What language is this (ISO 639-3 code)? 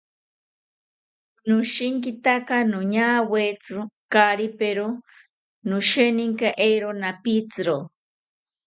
cpy